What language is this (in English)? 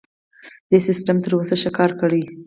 Pashto